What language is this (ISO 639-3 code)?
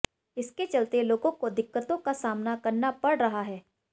hin